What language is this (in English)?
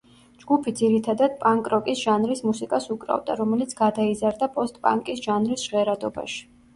Georgian